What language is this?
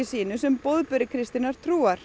Icelandic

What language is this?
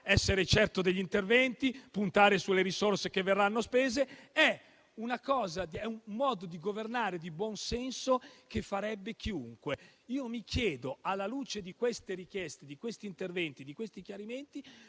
Italian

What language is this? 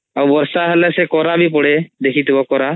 Odia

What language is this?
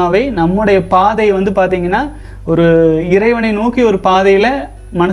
Tamil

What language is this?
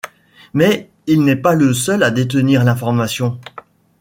French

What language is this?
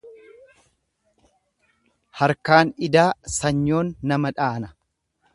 Oromo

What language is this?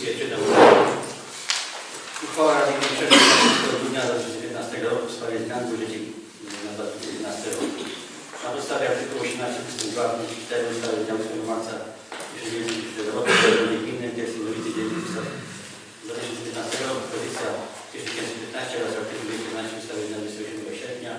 Polish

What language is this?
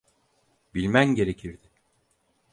Turkish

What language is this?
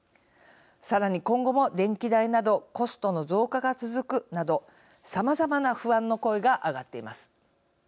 Japanese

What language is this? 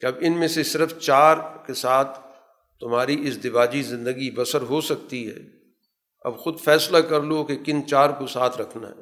Urdu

